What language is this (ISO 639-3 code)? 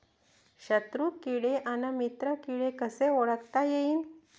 mar